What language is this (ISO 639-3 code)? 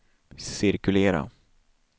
swe